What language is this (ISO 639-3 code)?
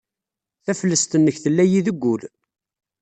kab